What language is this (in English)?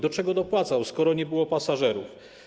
Polish